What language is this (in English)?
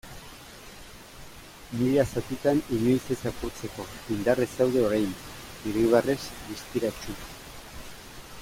Basque